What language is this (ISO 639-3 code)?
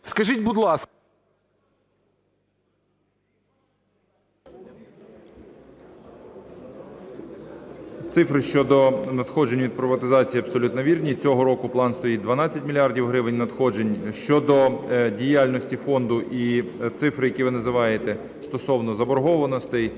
ukr